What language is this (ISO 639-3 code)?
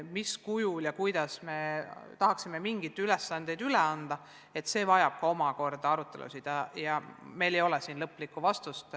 est